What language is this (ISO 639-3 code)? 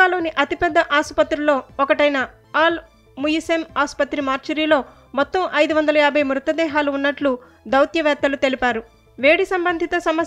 tel